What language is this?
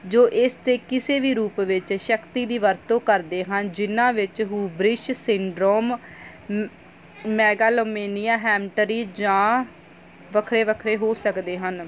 Punjabi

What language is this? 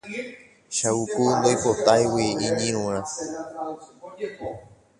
Guarani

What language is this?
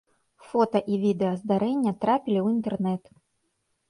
Belarusian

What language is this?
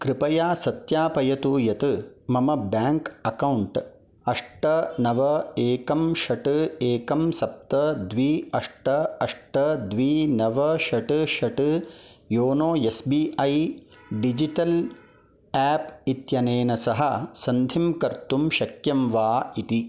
Sanskrit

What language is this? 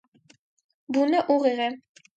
Armenian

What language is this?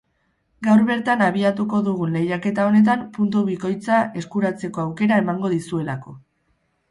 Basque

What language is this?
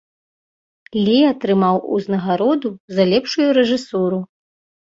Belarusian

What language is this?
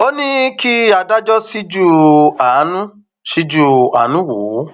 Yoruba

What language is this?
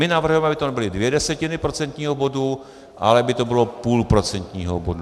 Czech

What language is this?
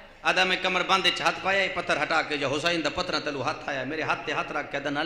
Hindi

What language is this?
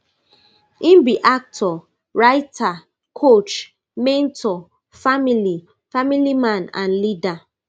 Nigerian Pidgin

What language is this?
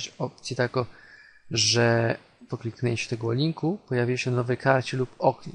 Polish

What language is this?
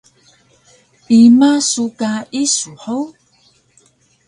Taroko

